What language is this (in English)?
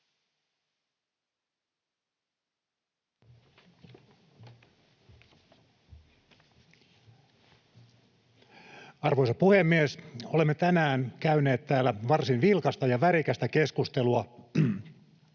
Finnish